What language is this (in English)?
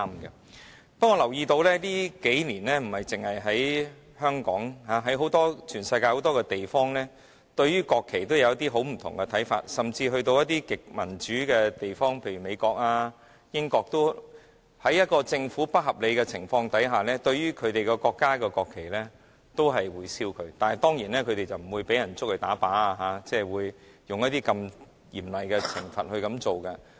Cantonese